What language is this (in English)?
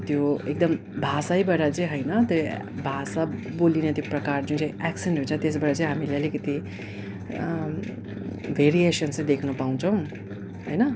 Nepali